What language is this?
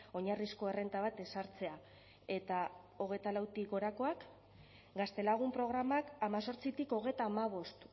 Basque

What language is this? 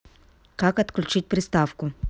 Russian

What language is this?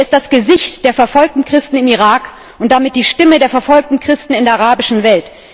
German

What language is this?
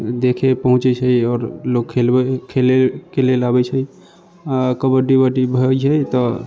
Maithili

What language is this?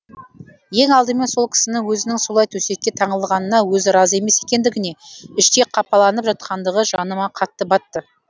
Kazakh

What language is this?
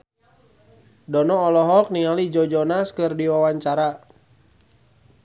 Sundanese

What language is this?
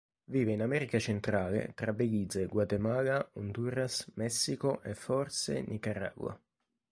Italian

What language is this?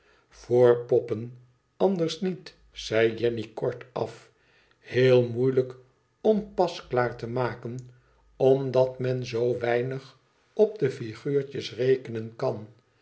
Dutch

